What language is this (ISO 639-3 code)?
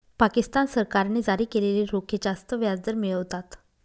mar